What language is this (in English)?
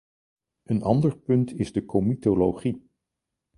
Dutch